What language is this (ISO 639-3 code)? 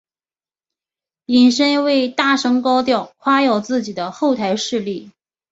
zho